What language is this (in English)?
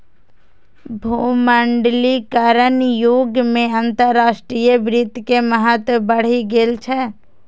Maithili